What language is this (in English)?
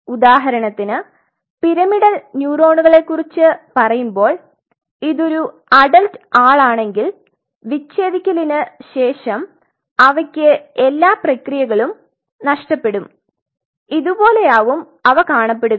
Malayalam